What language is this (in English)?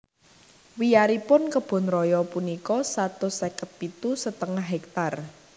Javanese